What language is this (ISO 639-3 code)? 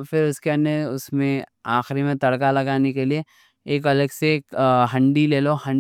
dcc